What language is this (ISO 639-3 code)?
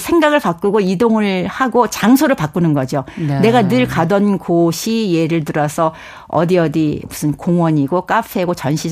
kor